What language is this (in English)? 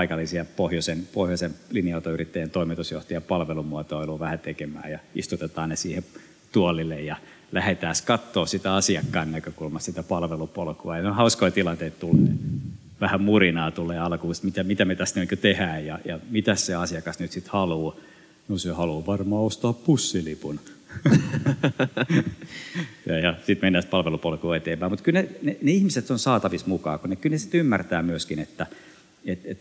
Finnish